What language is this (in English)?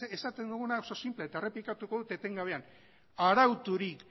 Basque